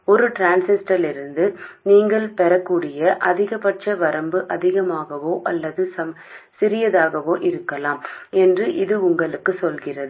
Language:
Tamil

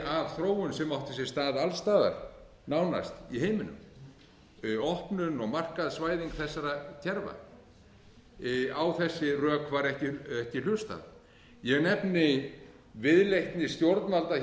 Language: Icelandic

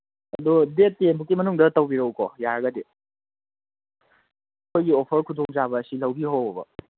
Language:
Manipuri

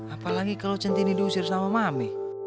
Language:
Indonesian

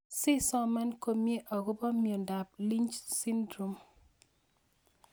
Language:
Kalenjin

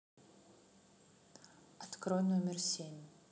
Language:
Russian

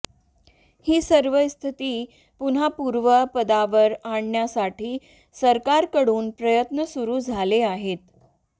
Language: Marathi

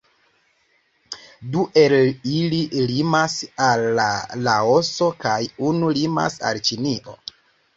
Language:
Esperanto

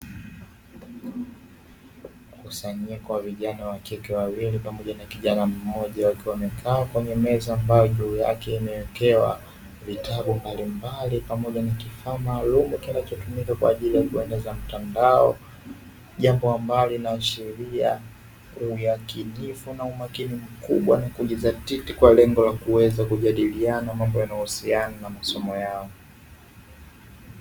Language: Swahili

